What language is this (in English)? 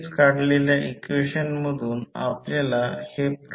Marathi